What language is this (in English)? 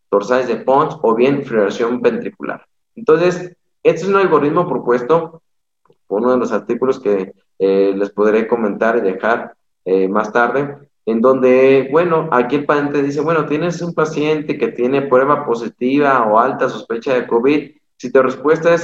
Spanish